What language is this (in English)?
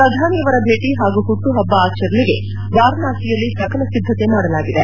Kannada